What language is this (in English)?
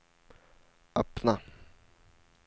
Swedish